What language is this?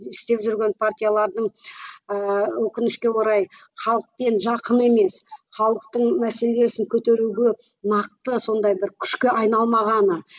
Kazakh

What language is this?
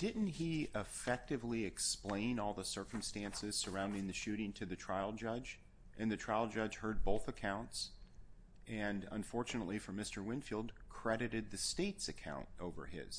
English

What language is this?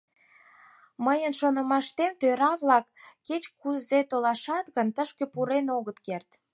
Mari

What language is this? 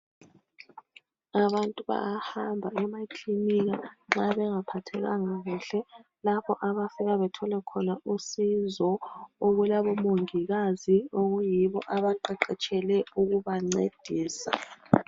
North Ndebele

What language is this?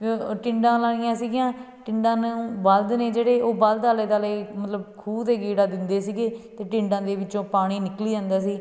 Punjabi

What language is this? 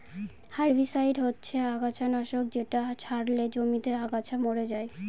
Bangla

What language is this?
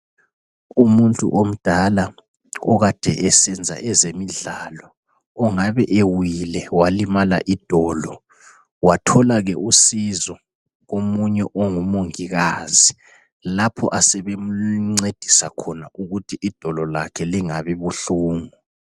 North Ndebele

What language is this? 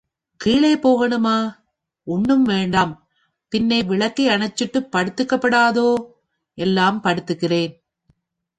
Tamil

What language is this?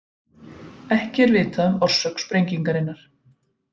Icelandic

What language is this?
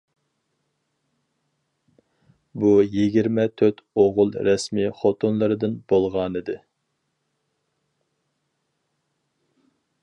Uyghur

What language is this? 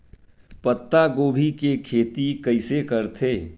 Chhattisgarhi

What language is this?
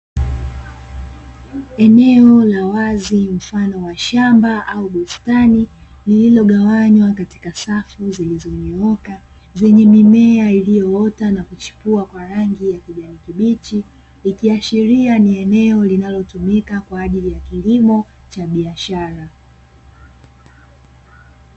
Swahili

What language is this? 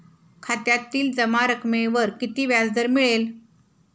Marathi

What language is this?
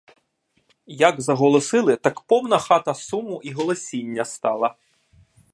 Ukrainian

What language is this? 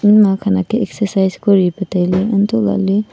Wancho Naga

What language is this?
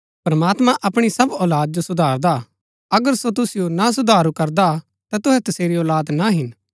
Gaddi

